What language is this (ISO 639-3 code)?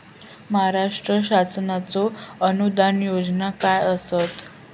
mar